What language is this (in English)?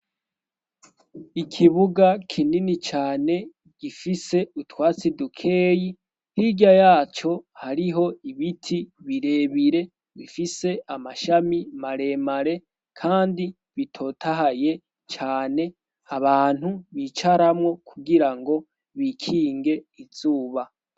Rundi